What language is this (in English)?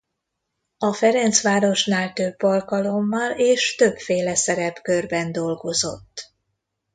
Hungarian